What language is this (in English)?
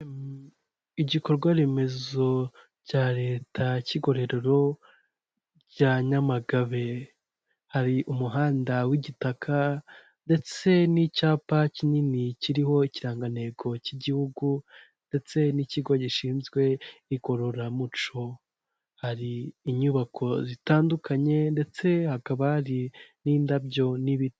Kinyarwanda